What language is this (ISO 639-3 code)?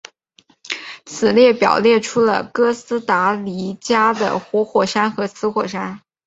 zho